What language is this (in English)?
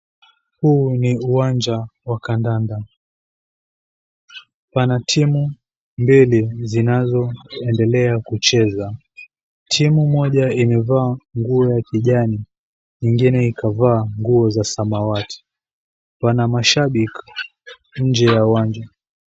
Swahili